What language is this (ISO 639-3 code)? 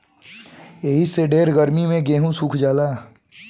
bho